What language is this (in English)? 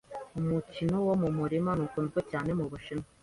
Kinyarwanda